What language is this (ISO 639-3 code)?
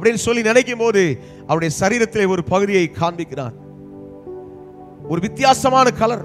hin